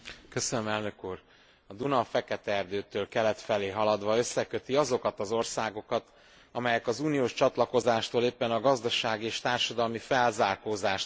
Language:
Hungarian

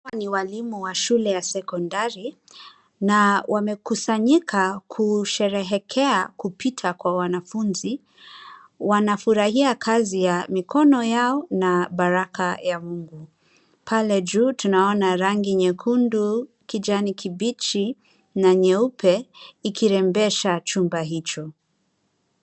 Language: Swahili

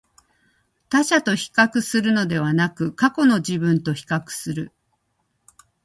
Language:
Japanese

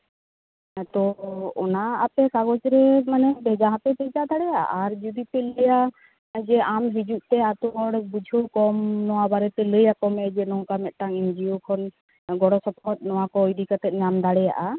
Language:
Santali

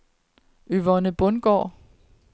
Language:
Danish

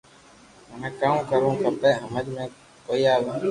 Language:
Loarki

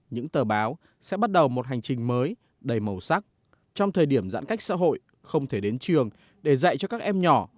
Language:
Vietnamese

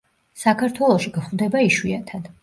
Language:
Georgian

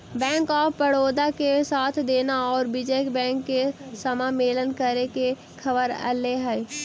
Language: Magahi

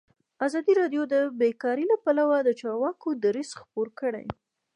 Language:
Pashto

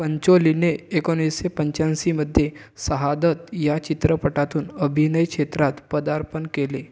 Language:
Marathi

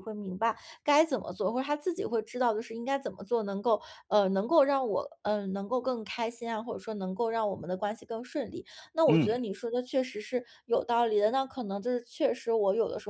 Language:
Chinese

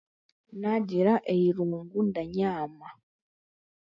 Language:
Chiga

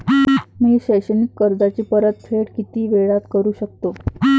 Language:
Marathi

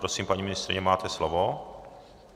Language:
Czech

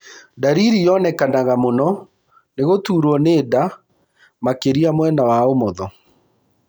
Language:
Kikuyu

